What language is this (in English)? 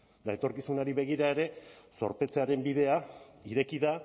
Basque